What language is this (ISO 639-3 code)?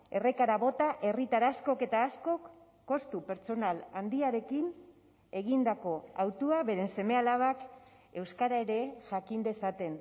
eus